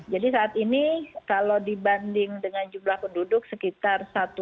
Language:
Indonesian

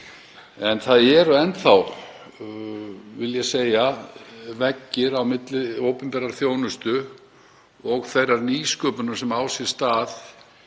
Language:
Icelandic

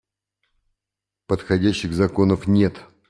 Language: Russian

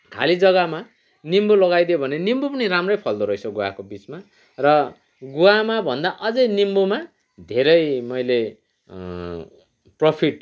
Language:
Nepali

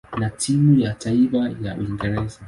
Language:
Swahili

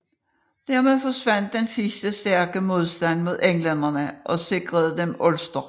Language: Danish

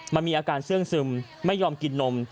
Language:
Thai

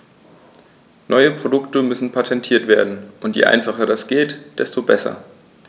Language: German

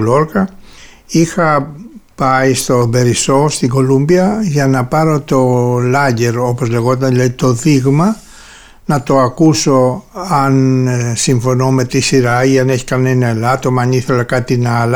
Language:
Greek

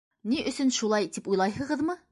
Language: Bashkir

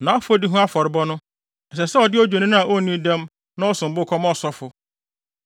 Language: Akan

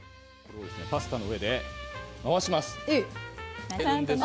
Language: Japanese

